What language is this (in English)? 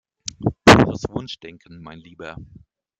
German